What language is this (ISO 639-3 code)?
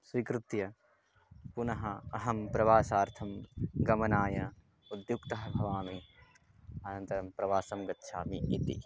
san